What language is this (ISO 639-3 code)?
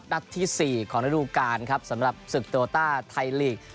tha